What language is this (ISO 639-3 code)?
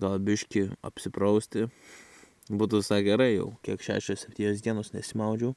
lit